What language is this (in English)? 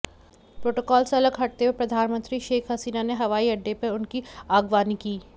Hindi